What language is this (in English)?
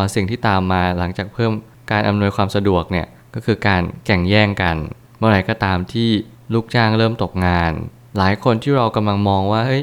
Thai